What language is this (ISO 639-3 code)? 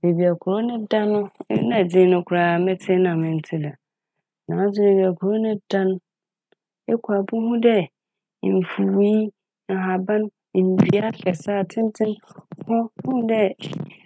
aka